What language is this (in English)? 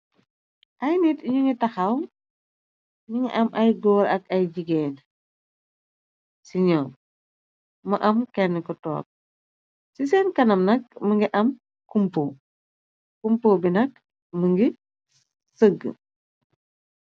Wolof